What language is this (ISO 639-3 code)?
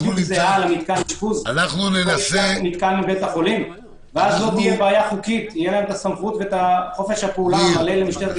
heb